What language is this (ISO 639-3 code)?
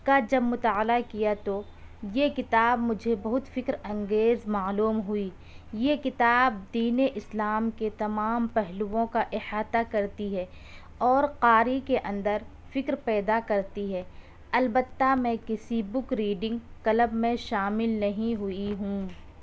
urd